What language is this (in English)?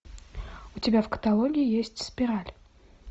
Russian